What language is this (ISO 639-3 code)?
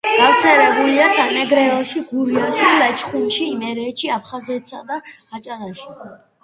kat